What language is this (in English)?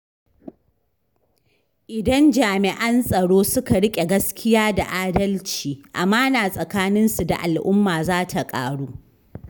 Hausa